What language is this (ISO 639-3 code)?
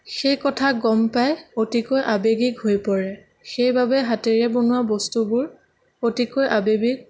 asm